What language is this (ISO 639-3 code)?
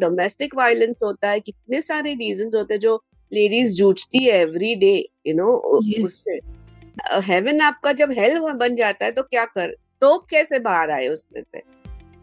hin